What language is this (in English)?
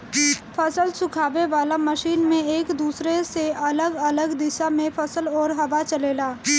Bhojpuri